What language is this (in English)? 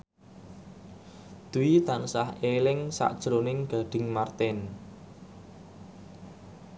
Javanese